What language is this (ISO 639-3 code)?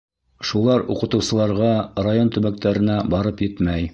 bak